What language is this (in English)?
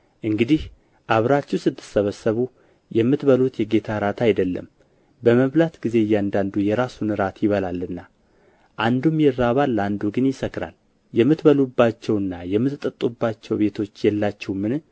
Amharic